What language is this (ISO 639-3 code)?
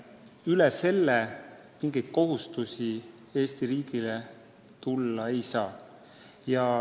est